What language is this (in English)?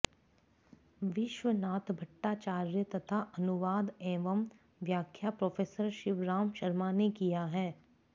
Sanskrit